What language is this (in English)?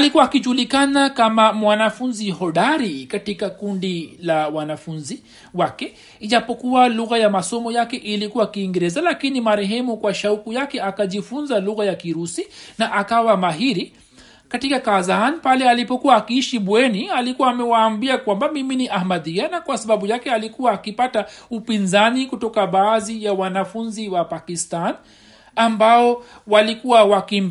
Swahili